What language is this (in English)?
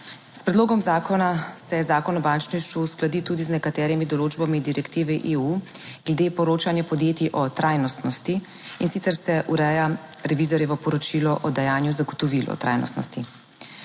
Slovenian